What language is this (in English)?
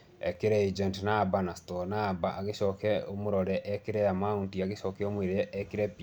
Kikuyu